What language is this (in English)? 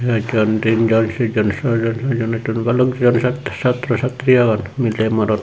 Chakma